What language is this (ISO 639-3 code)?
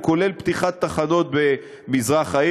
heb